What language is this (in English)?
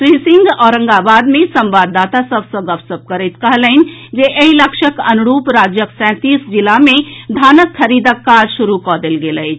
Maithili